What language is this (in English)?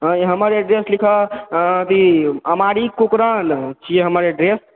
Maithili